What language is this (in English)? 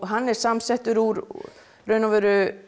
Icelandic